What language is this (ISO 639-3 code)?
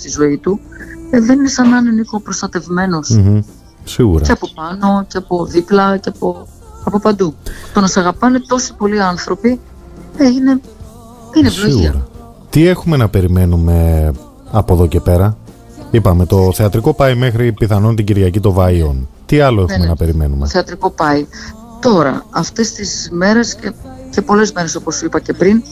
ell